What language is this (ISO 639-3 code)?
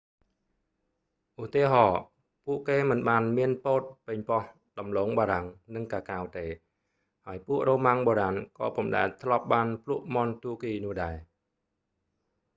khm